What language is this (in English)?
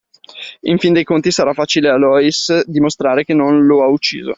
Italian